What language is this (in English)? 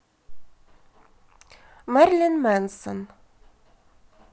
Russian